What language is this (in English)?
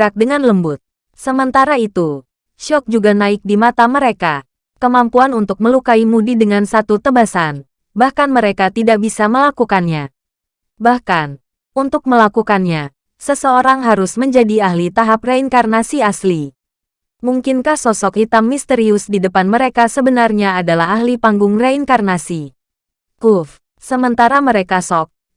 Indonesian